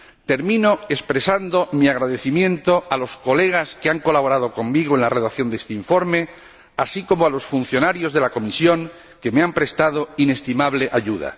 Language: Spanish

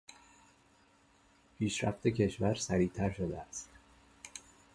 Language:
Persian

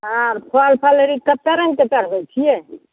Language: Maithili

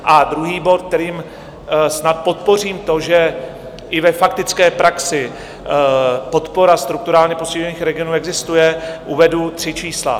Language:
Czech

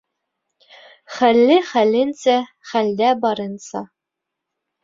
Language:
Bashkir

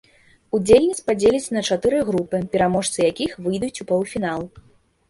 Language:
Belarusian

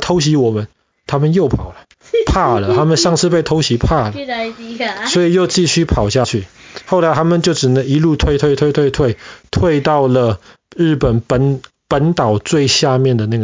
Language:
Chinese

